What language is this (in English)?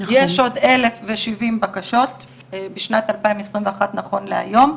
Hebrew